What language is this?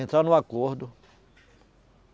Portuguese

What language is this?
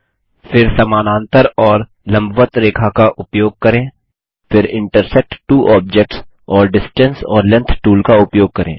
Hindi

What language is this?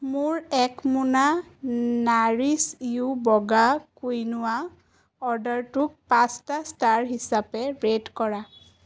Assamese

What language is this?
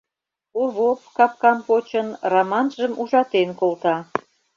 Mari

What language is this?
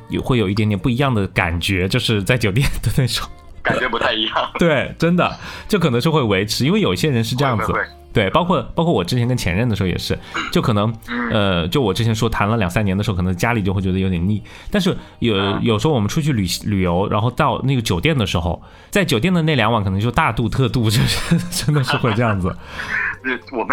Chinese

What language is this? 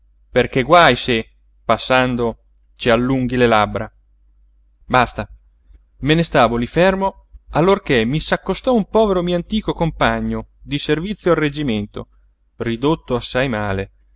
Italian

